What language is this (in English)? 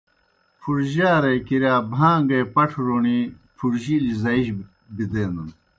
Kohistani Shina